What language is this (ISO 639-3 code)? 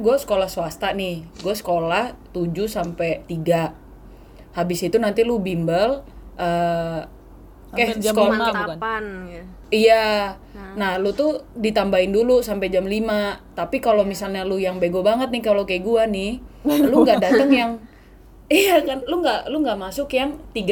ind